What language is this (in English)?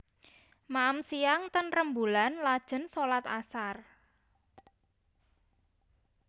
Javanese